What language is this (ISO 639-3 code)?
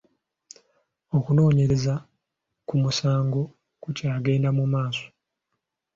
lug